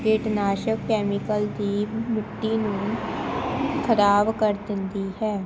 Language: Punjabi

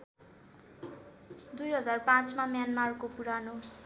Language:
Nepali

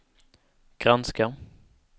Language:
Swedish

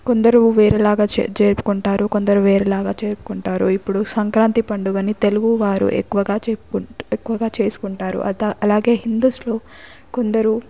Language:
Telugu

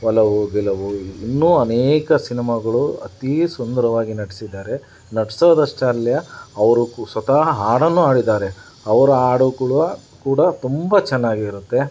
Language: Kannada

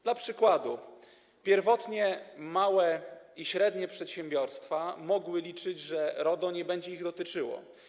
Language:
Polish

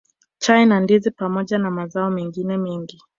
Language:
Swahili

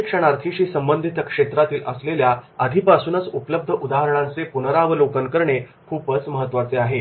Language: Marathi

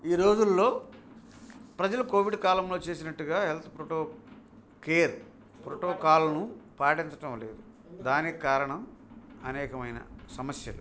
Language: Telugu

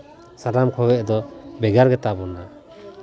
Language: Santali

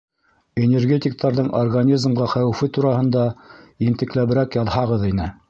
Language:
Bashkir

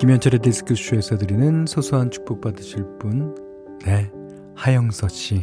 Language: Korean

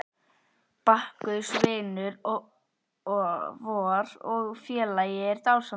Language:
Icelandic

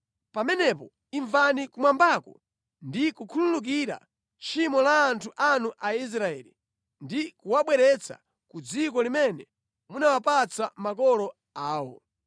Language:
Nyanja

